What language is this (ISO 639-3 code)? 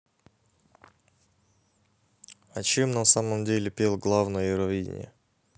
rus